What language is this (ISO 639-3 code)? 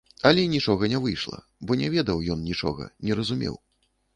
bel